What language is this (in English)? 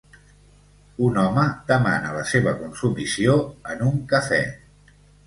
Catalan